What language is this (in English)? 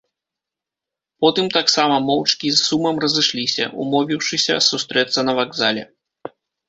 Belarusian